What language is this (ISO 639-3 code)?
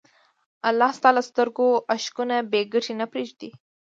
pus